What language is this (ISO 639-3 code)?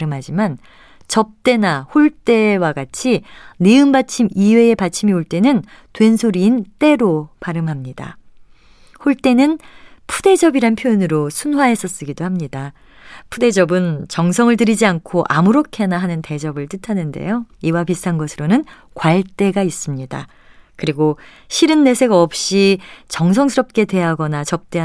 kor